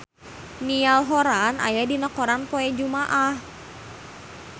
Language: Sundanese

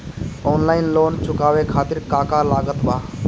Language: Bhojpuri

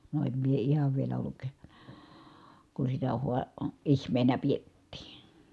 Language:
Finnish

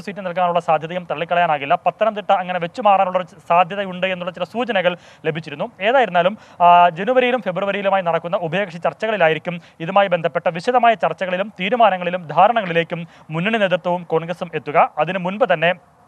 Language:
Malayalam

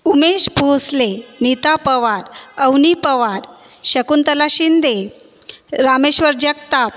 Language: Marathi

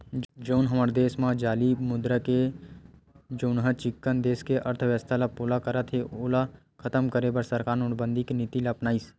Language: Chhattisgarhi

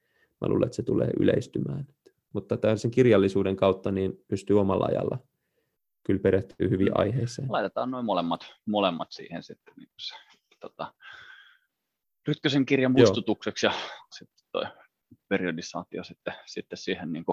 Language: Finnish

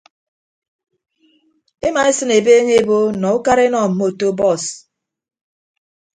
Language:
Ibibio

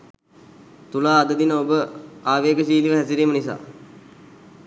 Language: Sinhala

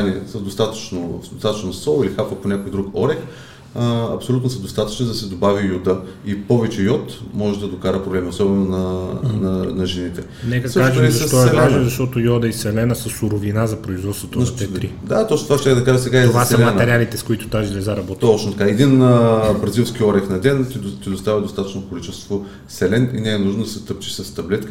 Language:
Bulgarian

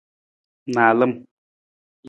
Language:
Nawdm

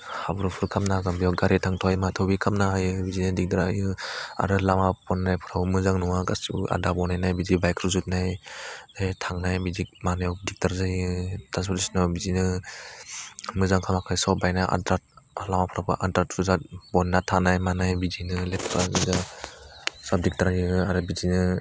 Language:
Bodo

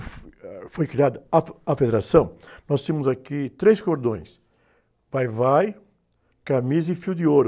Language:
Portuguese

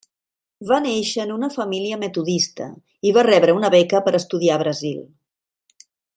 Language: Catalan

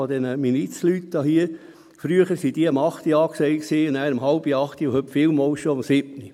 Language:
Swiss German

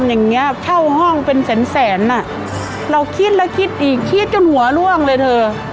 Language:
Thai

